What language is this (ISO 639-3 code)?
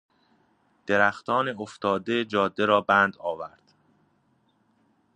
fas